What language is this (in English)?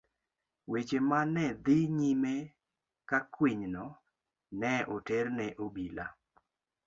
Luo (Kenya and Tanzania)